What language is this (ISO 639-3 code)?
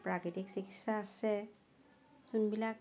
asm